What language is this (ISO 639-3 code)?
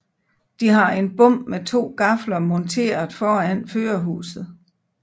dan